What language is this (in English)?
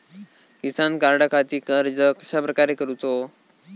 Marathi